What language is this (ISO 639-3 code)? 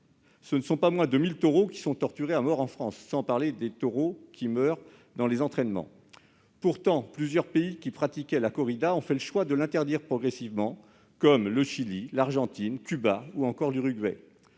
fra